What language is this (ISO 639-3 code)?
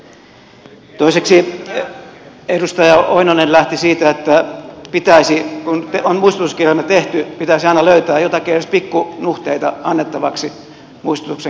fin